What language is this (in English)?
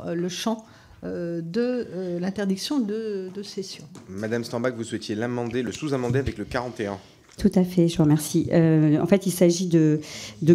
French